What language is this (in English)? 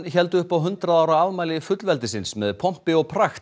Icelandic